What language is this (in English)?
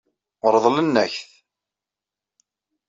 Kabyle